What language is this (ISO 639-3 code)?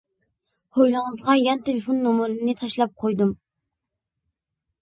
uig